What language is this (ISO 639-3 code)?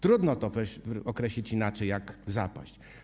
pol